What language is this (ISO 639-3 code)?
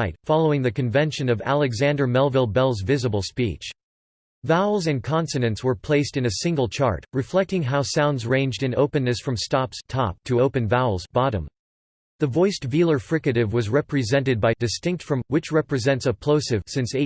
eng